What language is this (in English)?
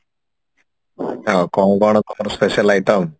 Odia